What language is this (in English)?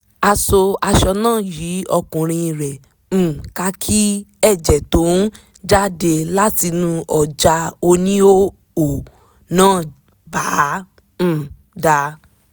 Yoruba